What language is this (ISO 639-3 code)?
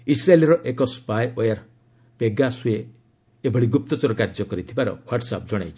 ori